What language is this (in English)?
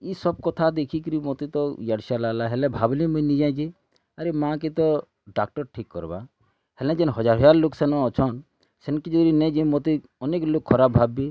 Odia